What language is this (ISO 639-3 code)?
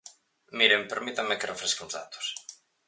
glg